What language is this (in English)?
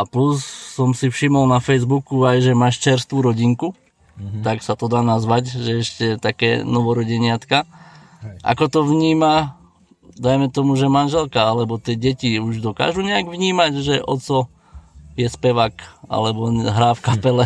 Slovak